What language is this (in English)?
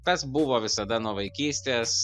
Lithuanian